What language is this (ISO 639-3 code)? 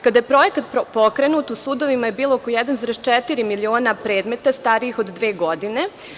srp